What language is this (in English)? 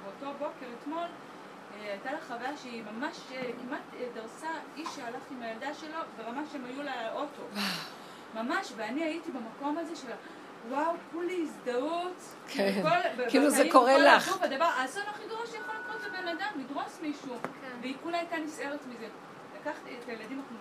Hebrew